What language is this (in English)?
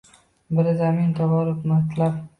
Uzbek